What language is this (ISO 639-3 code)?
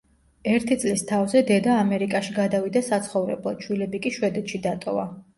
kat